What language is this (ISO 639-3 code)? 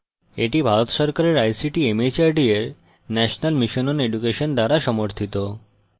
ben